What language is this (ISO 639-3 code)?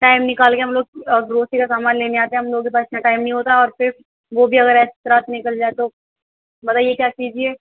urd